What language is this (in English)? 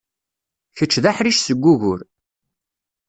Kabyle